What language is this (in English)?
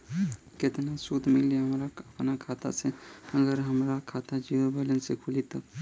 Bhojpuri